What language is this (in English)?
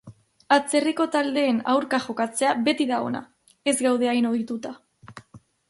Basque